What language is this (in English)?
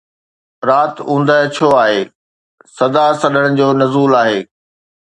Sindhi